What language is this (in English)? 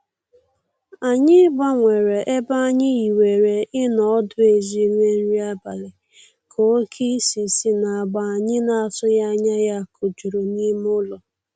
Igbo